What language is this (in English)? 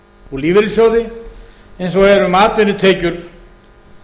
Icelandic